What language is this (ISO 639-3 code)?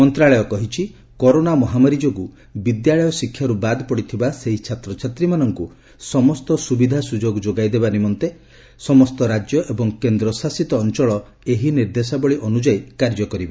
ori